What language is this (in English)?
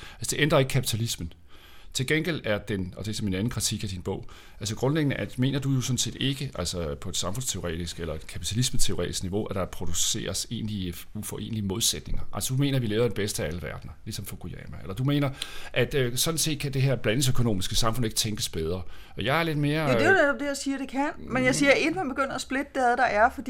Danish